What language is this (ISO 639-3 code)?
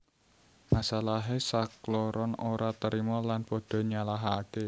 jav